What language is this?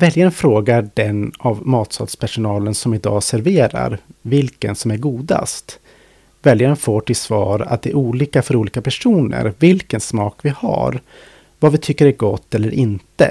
Swedish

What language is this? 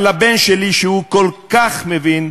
Hebrew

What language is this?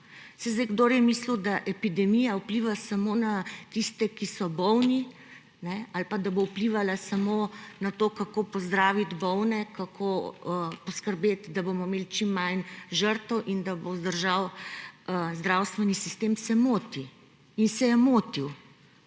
Slovenian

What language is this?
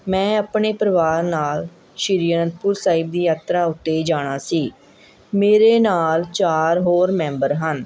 Punjabi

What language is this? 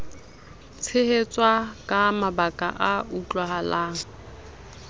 Southern Sotho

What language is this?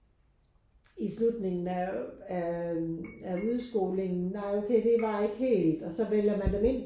Danish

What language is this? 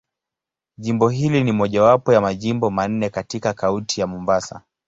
Swahili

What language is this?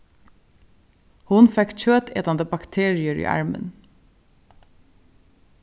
Faroese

